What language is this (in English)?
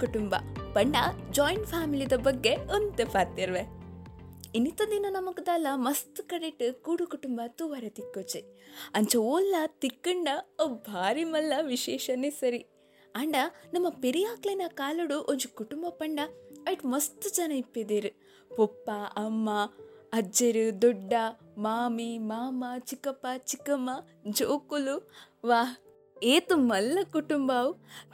Kannada